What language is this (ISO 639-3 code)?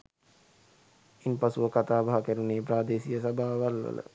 sin